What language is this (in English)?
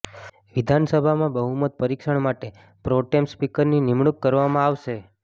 Gujarati